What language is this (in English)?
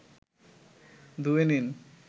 Bangla